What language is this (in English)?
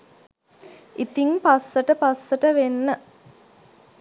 Sinhala